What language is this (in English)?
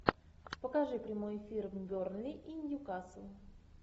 Russian